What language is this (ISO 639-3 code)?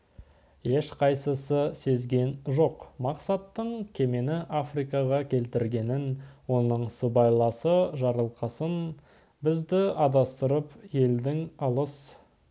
kaz